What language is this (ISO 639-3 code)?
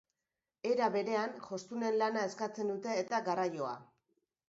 eus